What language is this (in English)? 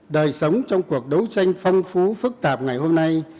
Vietnamese